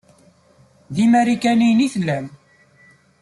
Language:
Kabyle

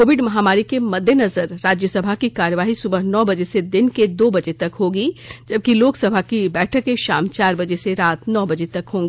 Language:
Hindi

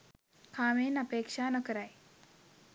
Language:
Sinhala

